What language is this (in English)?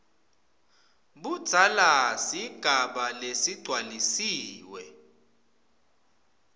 Swati